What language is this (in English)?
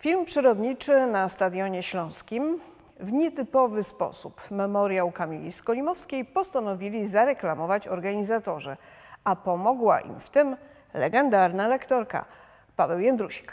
Polish